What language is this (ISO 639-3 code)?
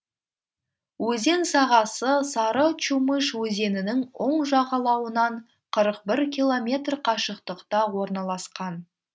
kaz